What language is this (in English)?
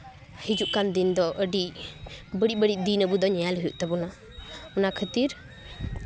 Santali